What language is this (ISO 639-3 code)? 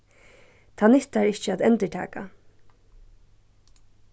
fao